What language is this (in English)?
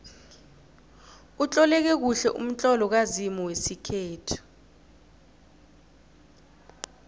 South Ndebele